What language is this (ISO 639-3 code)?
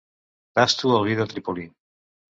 cat